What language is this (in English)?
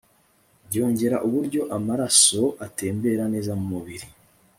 Kinyarwanda